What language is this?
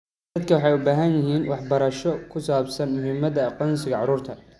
Somali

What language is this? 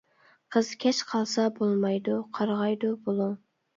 Uyghur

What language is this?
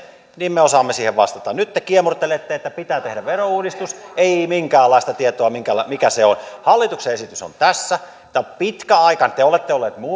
Finnish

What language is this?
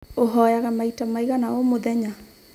Kikuyu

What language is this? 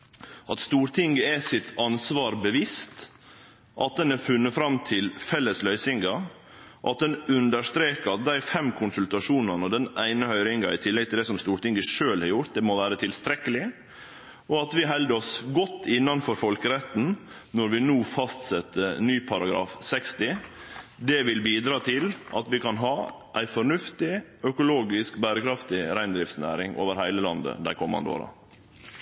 Norwegian Nynorsk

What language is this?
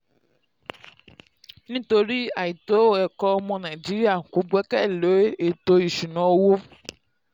Yoruba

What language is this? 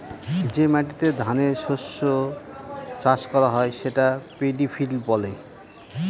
Bangla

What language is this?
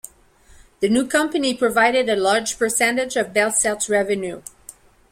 English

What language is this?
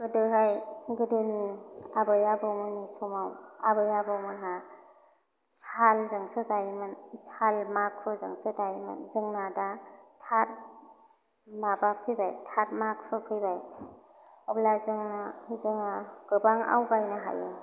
Bodo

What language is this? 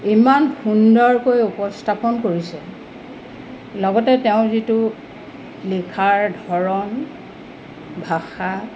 Assamese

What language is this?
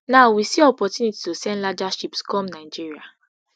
Nigerian Pidgin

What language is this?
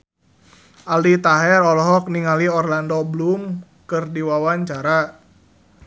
Sundanese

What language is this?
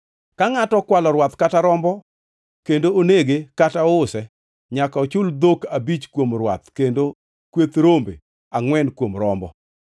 Luo (Kenya and Tanzania)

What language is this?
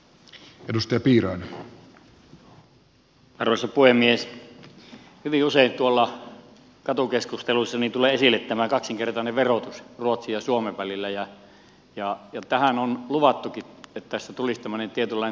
Finnish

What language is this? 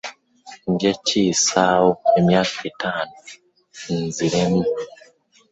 Ganda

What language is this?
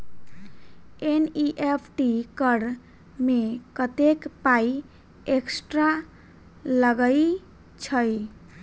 Maithili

